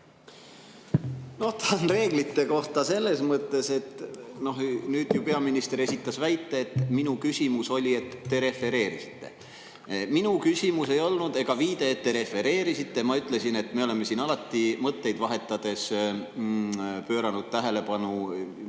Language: Estonian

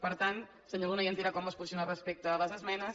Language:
Catalan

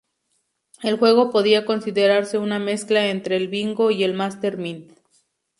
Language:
Spanish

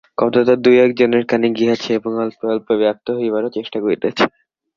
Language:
Bangla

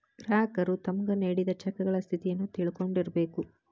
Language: Kannada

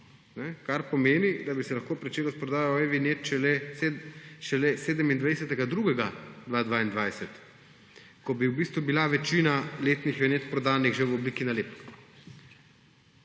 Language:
Slovenian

